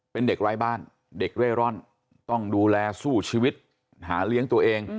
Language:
Thai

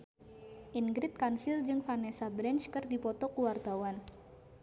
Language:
Sundanese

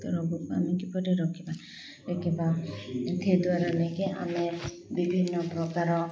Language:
Odia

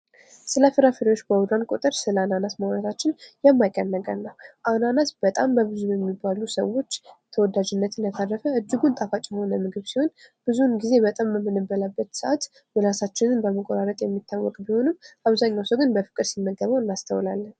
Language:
Amharic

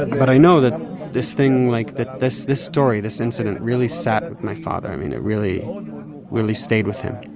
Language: English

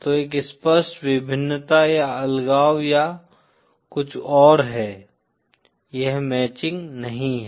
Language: Hindi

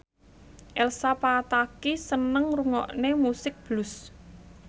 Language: Javanese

